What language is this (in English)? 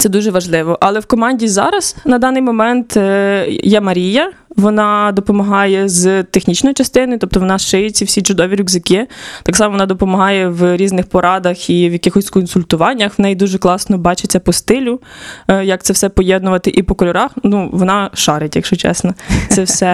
Ukrainian